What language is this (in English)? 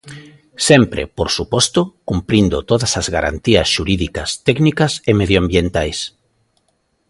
Galician